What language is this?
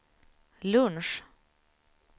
Swedish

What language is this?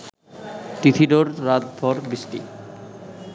Bangla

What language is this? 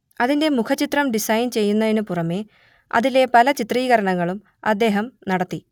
Malayalam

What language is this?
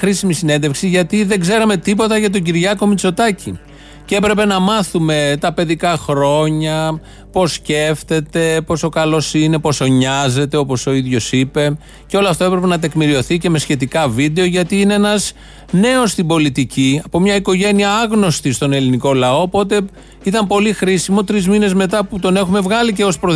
Greek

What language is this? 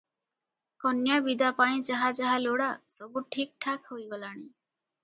Odia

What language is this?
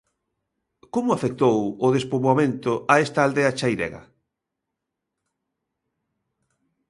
Galician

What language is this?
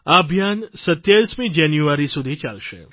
Gujarati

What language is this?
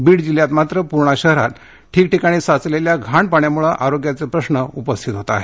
Marathi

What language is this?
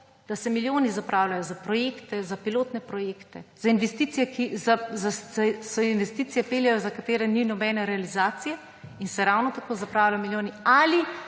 Slovenian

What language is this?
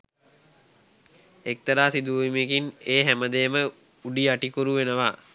Sinhala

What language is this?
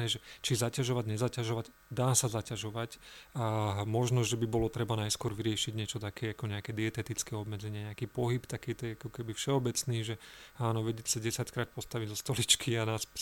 Slovak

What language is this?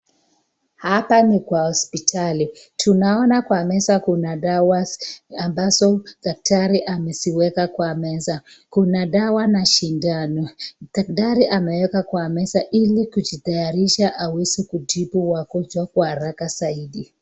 Swahili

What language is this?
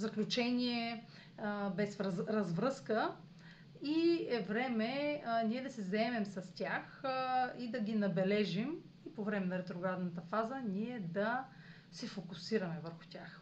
Bulgarian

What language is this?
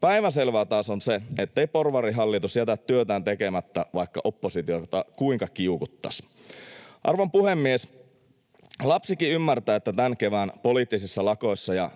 Finnish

